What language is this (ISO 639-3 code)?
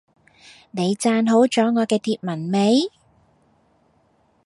yue